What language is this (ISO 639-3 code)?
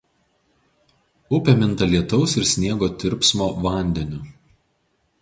lit